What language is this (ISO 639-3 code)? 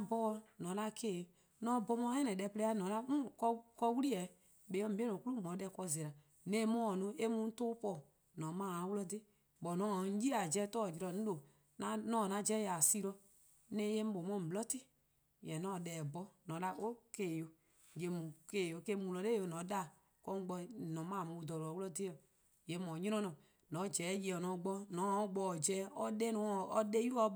kqo